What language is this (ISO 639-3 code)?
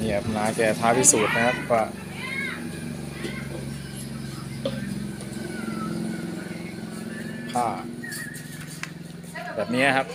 tha